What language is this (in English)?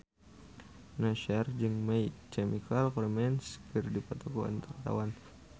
Sundanese